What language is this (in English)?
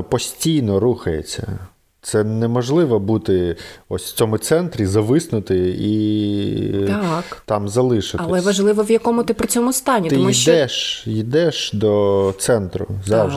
Ukrainian